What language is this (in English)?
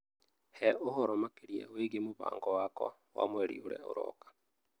Kikuyu